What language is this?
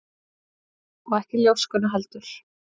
Icelandic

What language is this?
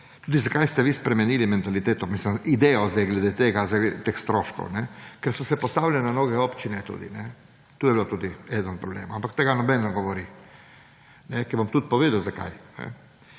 Slovenian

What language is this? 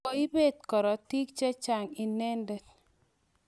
Kalenjin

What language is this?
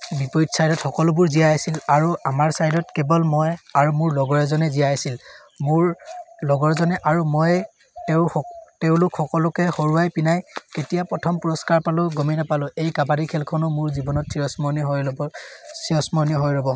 Assamese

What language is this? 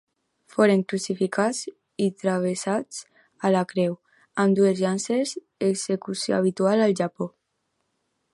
Catalan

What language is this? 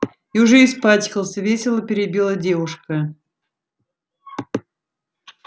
Russian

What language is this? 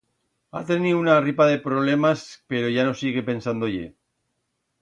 Aragonese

